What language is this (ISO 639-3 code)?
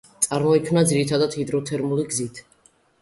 kat